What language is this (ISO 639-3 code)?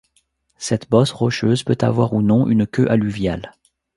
fra